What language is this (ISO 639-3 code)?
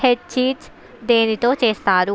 tel